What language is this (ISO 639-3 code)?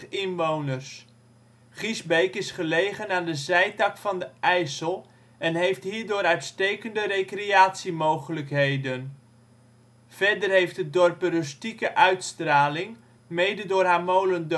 nld